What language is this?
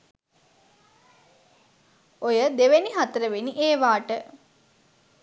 Sinhala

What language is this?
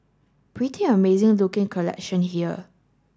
English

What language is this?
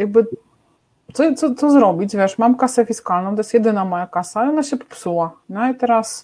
Polish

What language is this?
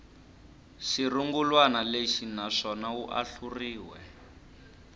Tsonga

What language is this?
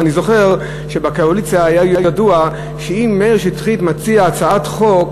Hebrew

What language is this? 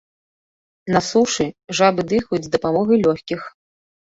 Belarusian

